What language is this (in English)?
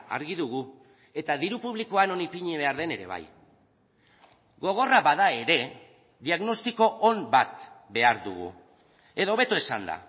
Basque